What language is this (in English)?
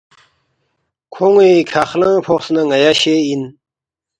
Balti